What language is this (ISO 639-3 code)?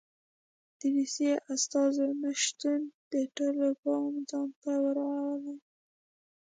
pus